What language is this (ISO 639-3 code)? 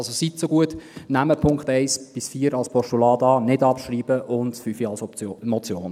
gsw